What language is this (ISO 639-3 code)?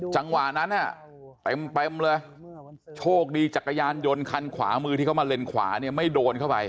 tha